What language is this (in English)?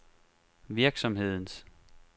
Danish